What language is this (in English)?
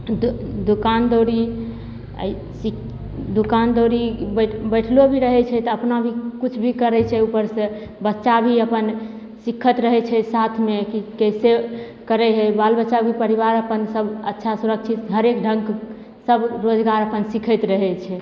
Maithili